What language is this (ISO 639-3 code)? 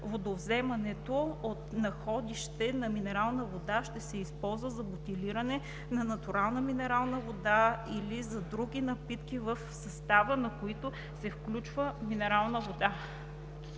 bul